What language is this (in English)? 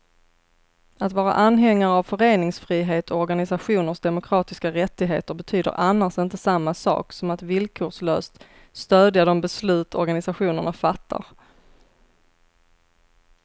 Swedish